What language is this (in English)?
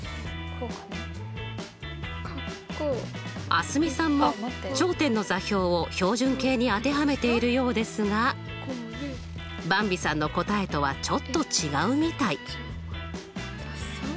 Japanese